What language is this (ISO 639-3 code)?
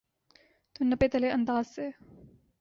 urd